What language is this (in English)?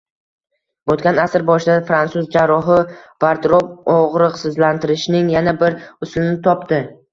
Uzbek